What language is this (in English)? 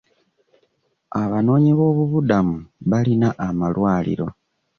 Ganda